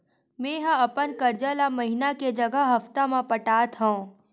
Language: Chhattisgarhi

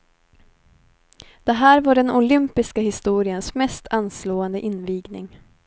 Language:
Swedish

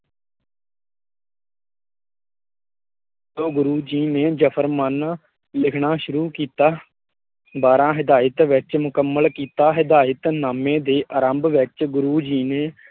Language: Punjabi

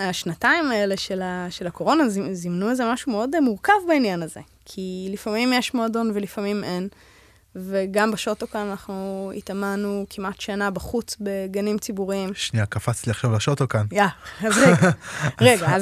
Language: Hebrew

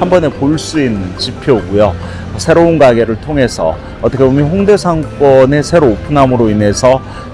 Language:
Korean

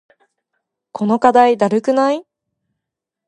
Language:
Japanese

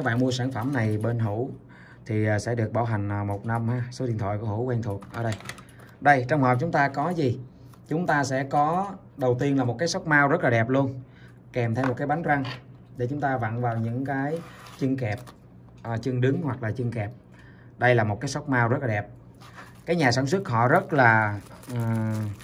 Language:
Vietnamese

